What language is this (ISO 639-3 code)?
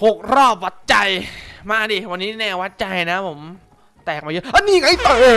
tha